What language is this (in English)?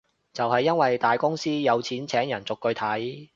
Cantonese